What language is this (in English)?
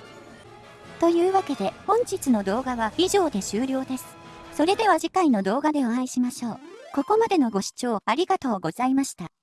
Japanese